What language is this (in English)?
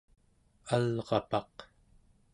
Central Yupik